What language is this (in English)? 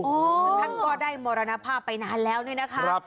Thai